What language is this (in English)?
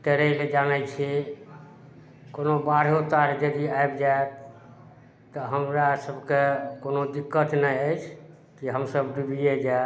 Maithili